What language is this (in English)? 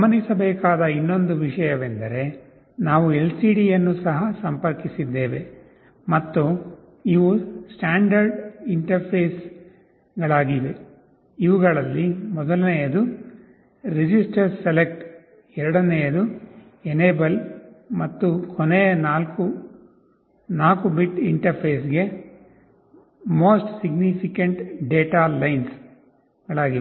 Kannada